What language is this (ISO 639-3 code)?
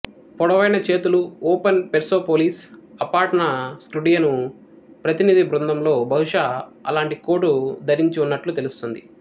tel